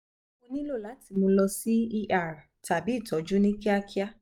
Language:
Yoruba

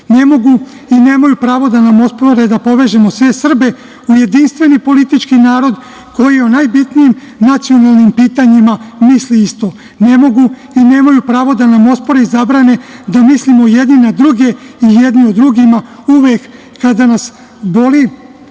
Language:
Serbian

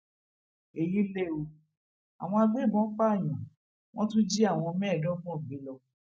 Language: Yoruba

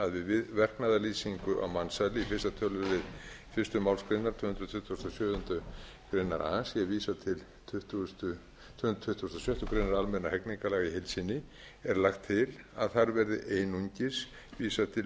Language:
Icelandic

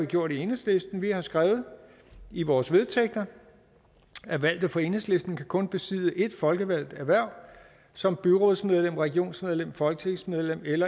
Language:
Danish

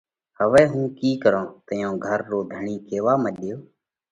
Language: Parkari Koli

